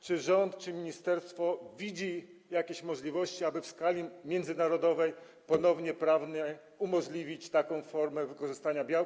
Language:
Polish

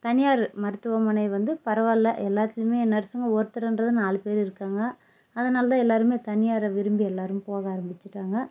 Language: Tamil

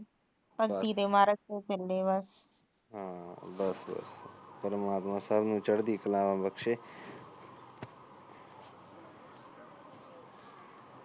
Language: Punjabi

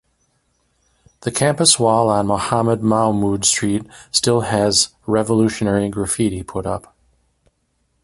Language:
English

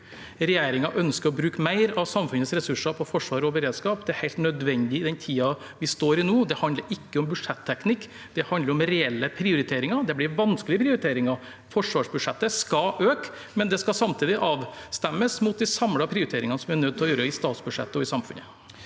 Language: Norwegian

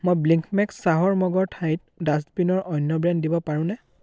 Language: Assamese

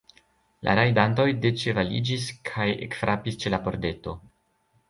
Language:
Esperanto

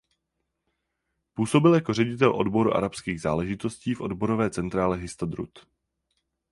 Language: Czech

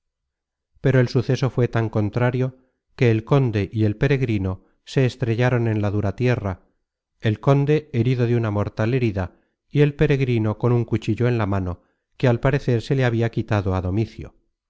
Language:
Spanish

